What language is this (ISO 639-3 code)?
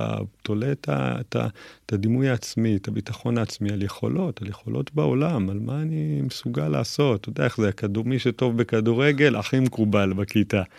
heb